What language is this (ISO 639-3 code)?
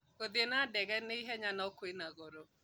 kik